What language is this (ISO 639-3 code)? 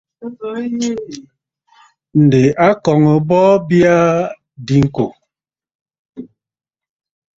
bfd